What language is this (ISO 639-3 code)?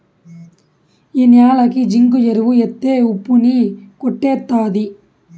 tel